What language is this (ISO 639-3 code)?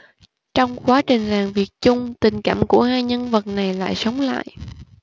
vie